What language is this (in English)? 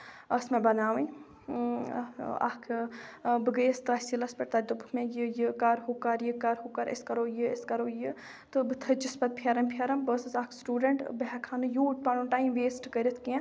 Kashmiri